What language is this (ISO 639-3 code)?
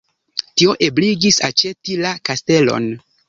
epo